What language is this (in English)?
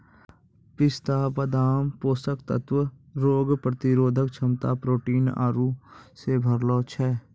Maithili